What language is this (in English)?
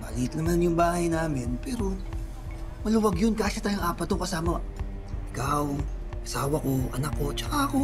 Filipino